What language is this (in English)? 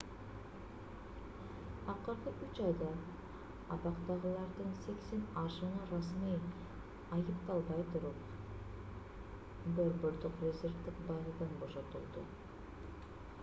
Kyrgyz